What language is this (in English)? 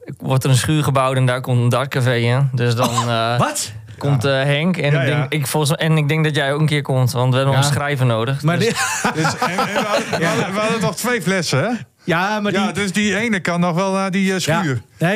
Dutch